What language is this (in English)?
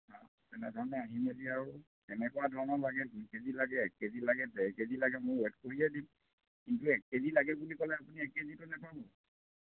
Assamese